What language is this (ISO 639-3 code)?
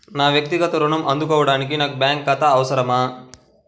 tel